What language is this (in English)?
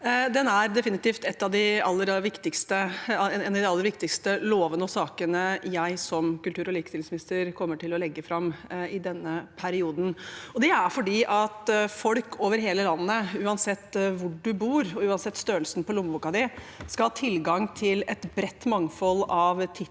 Norwegian